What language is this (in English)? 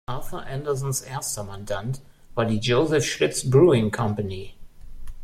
German